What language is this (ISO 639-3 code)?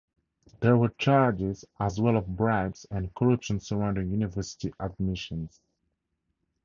eng